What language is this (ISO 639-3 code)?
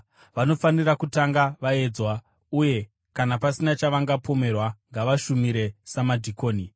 sna